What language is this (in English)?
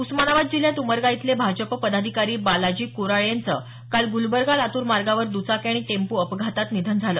Marathi